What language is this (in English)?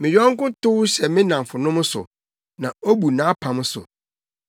Akan